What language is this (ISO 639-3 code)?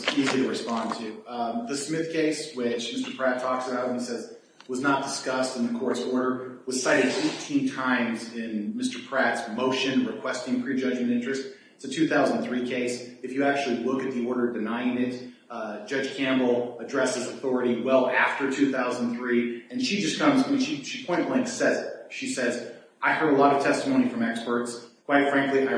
eng